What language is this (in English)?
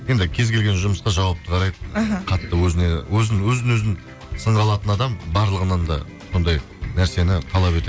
Kazakh